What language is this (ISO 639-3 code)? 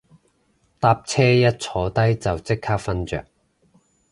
yue